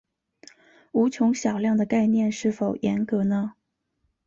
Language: Chinese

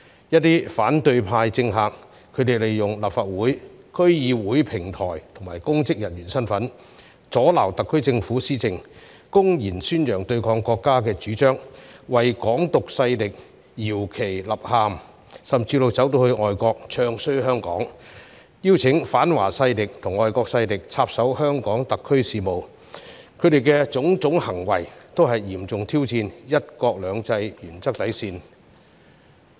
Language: Cantonese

